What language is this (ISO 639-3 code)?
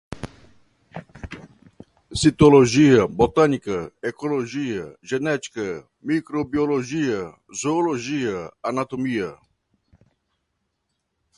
por